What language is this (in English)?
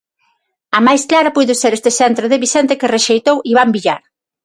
Galician